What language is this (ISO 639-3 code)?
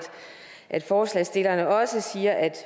dan